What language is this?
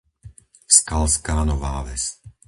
Slovak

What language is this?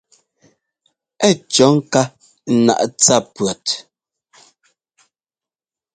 Ngomba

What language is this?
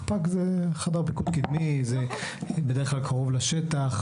Hebrew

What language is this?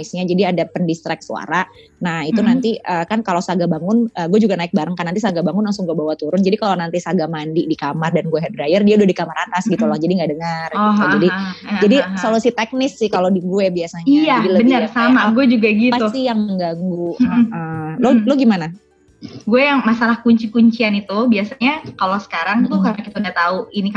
Indonesian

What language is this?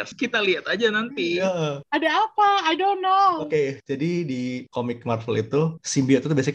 Indonesian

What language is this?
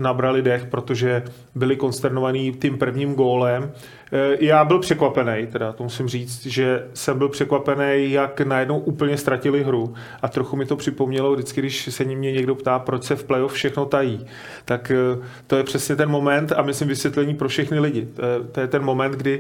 Czech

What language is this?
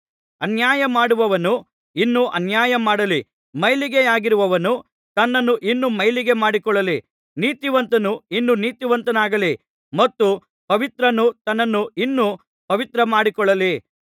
Kannada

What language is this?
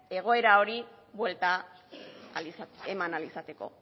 Basque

